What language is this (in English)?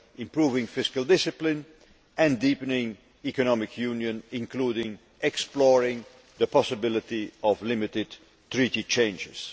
English